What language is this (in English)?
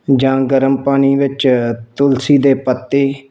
Punjabi